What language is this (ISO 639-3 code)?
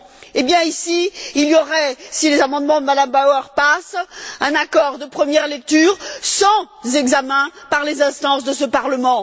fra